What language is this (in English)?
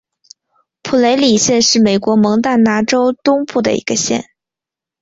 Chinese